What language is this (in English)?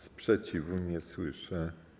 Polish